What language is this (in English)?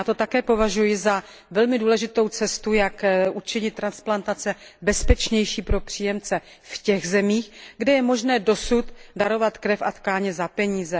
Czech